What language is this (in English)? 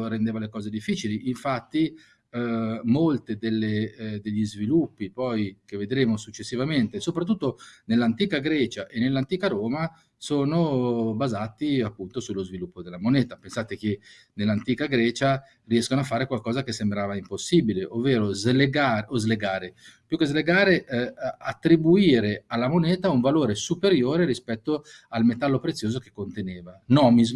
Italian